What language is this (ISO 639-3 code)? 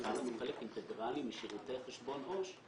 heb